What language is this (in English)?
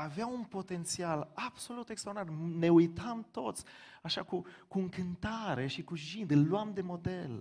Romanian